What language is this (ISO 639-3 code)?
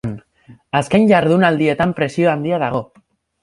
eus